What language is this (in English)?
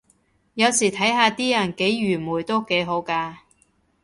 Cantonese